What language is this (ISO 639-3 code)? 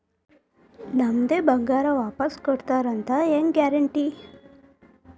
kan